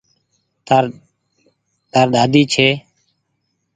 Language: Goaria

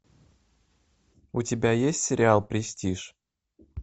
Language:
Russian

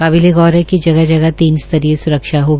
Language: Hindi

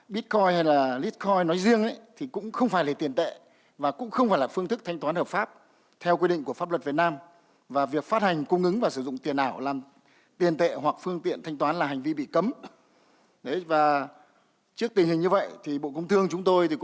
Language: Vietnamese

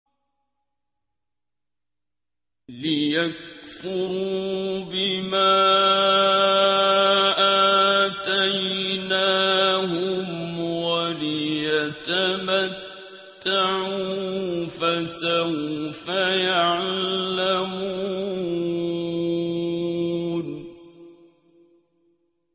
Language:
Arabic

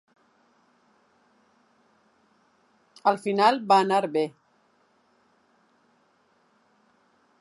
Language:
Catalan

